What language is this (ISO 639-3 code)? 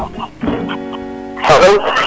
srr